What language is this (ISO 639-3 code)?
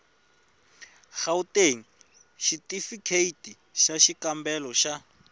tso